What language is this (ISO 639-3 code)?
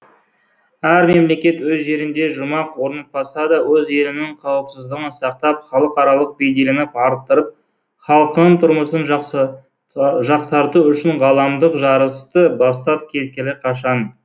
kaz